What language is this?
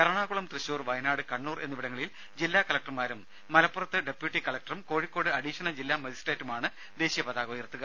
Malayalam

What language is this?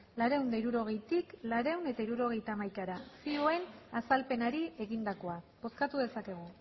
Basque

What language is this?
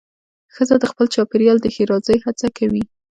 Pashto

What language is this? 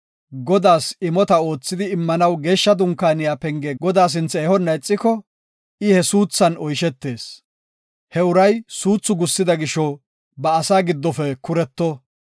Gofa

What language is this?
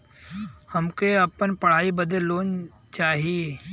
Bhojpuri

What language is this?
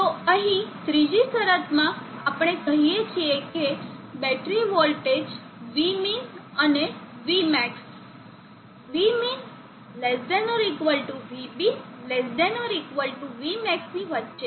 Gujarati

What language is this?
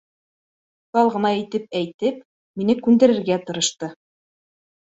Bashkir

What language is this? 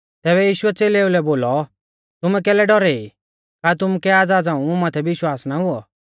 Mahasu Pahari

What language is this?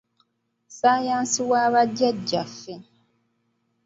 Ganda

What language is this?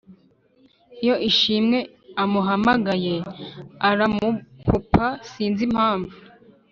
Kinyarwanda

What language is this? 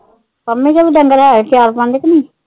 Punjabi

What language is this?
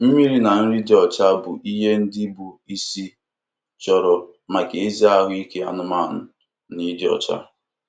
Igbo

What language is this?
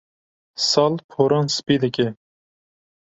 Kurdish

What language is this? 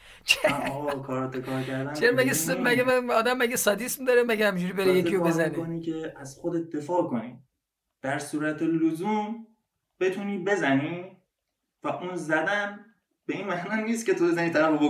Persian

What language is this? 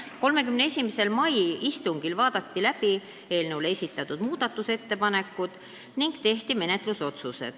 Estonian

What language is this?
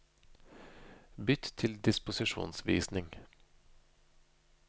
Norwegian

